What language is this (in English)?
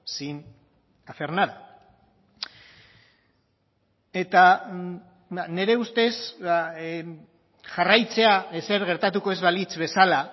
Basque